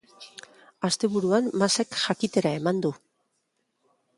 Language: Basque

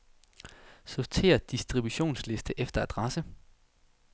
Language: Danish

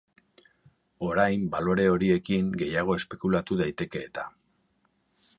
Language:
Basque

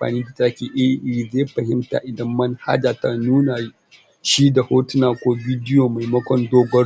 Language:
Hausa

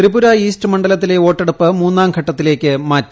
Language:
Malayalam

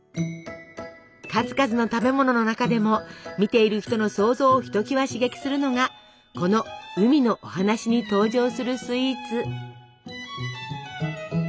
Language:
Japanese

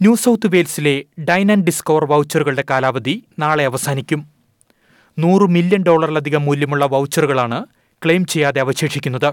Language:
Malayalam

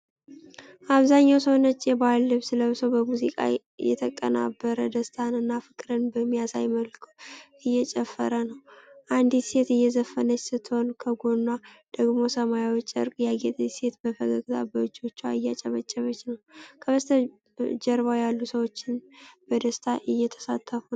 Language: Amharic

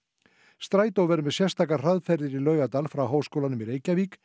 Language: Icelandic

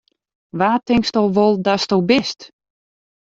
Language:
Western Frisian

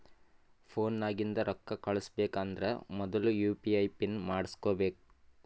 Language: Kannada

